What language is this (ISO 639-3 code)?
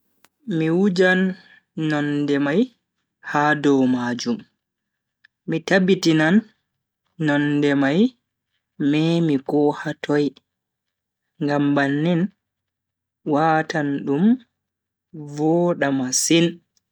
fui